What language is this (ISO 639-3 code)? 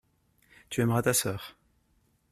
fra